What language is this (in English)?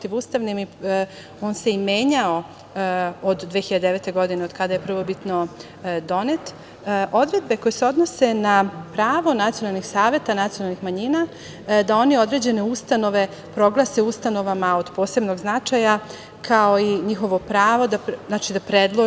Serbian